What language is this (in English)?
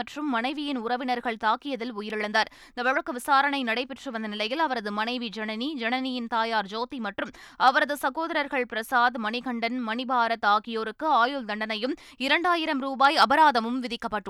Tamil